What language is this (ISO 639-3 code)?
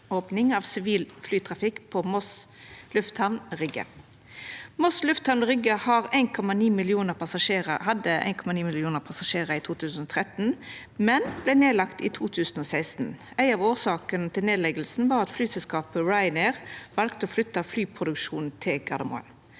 nor